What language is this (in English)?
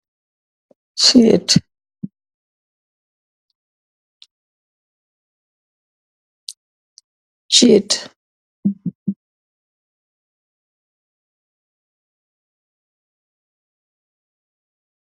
Wolof